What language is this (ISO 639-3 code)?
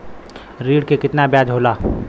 bho